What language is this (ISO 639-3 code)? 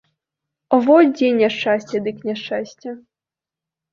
bel